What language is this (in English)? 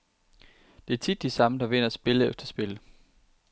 Danish